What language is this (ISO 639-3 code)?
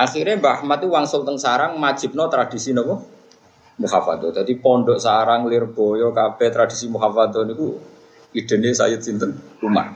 msa